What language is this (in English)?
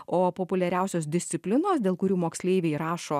Lithuanian